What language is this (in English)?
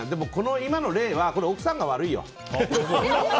Japanese